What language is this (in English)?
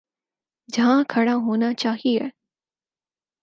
Urdu